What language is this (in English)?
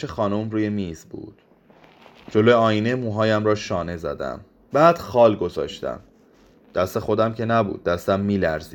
Persian